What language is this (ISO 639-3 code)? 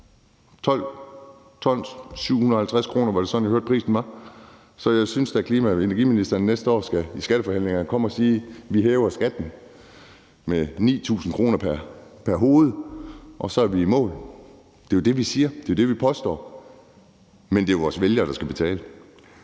dan